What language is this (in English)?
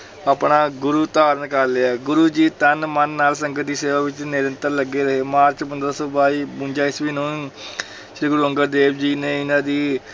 Punjabi